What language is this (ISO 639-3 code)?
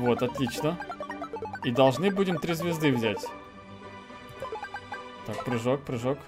rus